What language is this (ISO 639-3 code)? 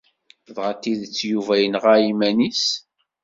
kab